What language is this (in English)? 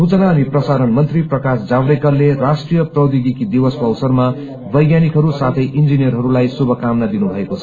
Nepali